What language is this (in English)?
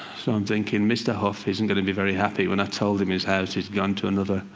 English